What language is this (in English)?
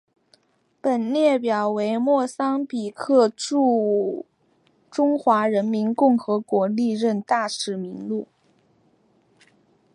Chinese